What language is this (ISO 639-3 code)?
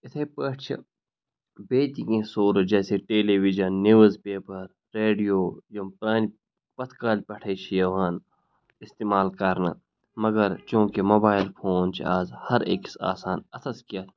kas